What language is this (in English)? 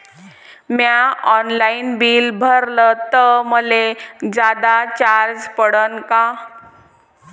Marathi